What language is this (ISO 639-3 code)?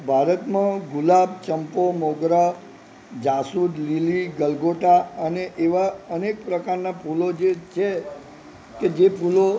guj